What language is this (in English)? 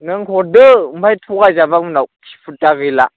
Bodo